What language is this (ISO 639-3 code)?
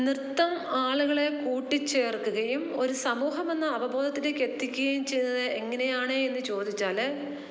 mal